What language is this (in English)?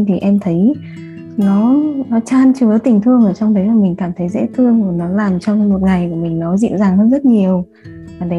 Vietnamese